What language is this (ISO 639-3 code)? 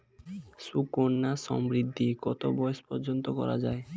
ben